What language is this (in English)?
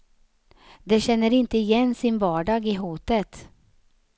Swedish